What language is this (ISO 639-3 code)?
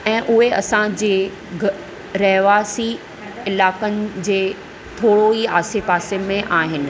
snd